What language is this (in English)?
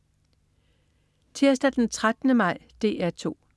Danish